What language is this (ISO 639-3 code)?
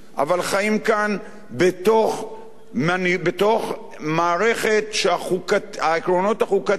heb